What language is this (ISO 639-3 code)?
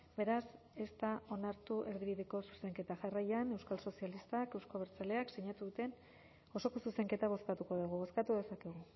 eus